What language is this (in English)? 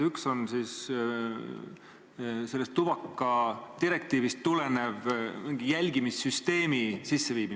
Estonian